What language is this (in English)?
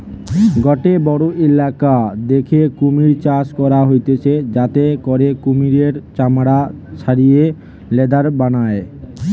Bangla